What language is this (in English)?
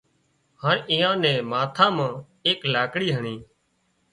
Wadiyara Koli